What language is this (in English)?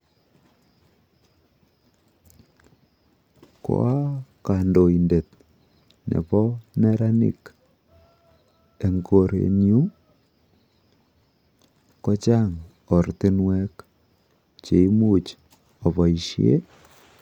Kalenjin